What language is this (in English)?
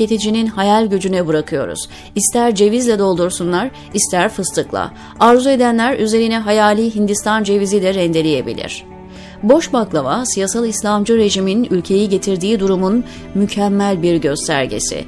Turkish